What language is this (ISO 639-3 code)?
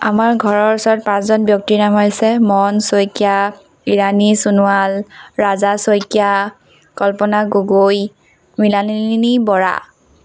asm